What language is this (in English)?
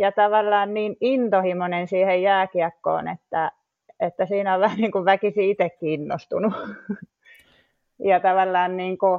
Finnish